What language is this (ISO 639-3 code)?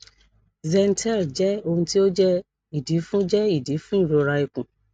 yor